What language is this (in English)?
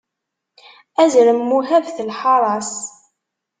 Kabyle